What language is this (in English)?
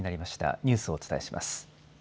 Japanese